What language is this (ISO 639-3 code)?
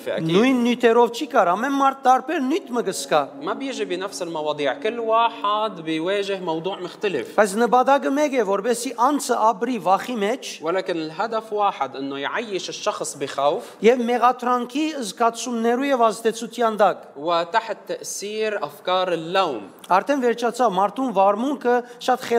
eng